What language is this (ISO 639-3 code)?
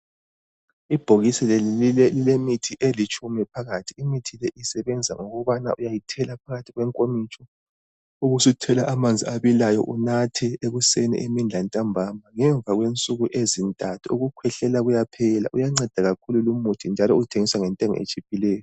nde